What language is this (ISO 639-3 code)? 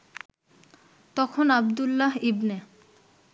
ben